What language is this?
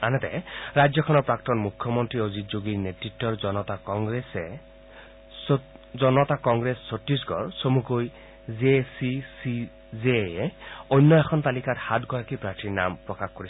Assamese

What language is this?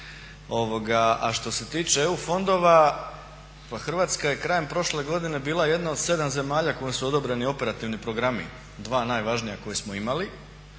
Croatian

